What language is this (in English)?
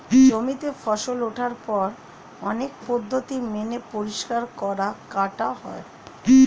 Bangla